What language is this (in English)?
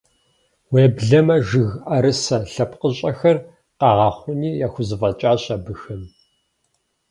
Kabardian